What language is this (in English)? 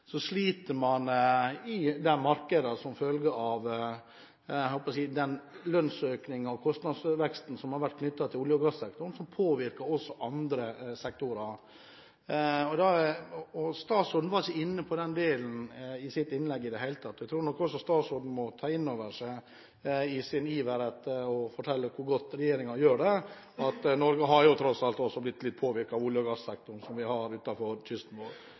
Norwegian Nynorsk